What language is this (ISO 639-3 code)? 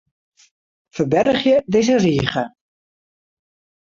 fry